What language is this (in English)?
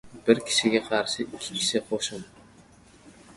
Uzbek